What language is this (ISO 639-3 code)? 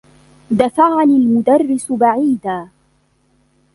ara